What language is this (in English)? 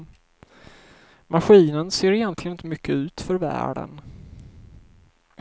Swedish